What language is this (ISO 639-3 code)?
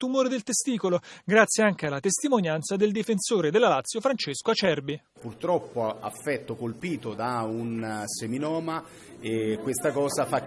ita